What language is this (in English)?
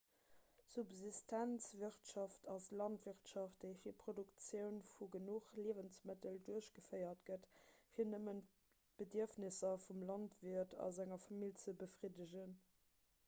Luxembourgish